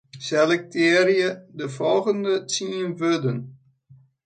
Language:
Western Frisian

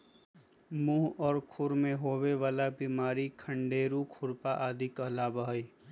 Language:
Magahi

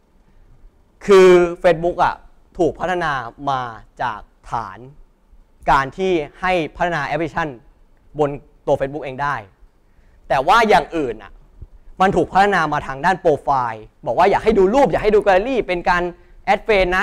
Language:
Thai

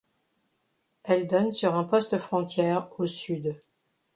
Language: French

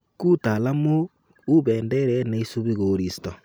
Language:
Kalenjin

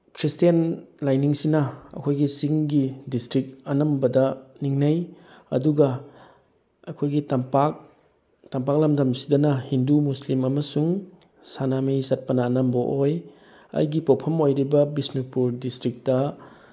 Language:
Manipuri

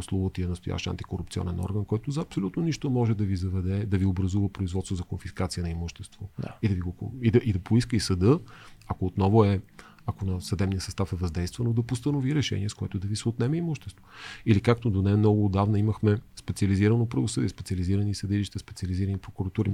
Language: Bulgarian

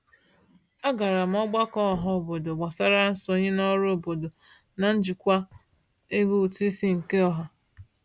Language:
Igbo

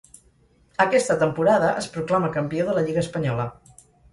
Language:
Catalan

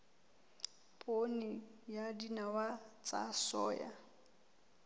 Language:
Southern Sotho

